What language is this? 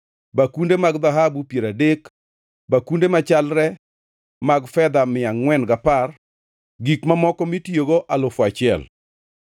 Luo (Kenya and Tanzania)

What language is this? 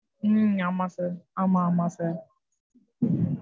Tamil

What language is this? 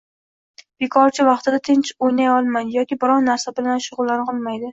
Uzbek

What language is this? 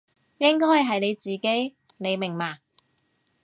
Cantonese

